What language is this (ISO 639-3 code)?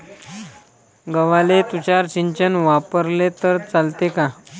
mar